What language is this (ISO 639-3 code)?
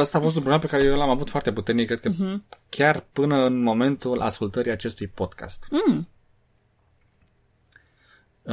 ron